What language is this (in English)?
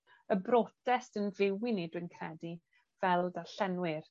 Welsh